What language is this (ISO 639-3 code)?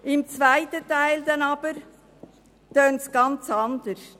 gsw